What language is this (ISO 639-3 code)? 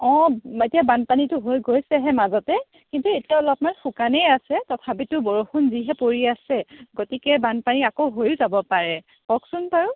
asm